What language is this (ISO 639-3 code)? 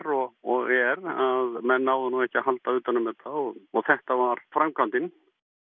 isl